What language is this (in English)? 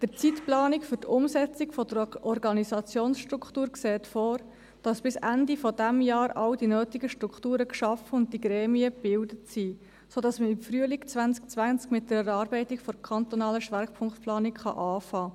Swiss German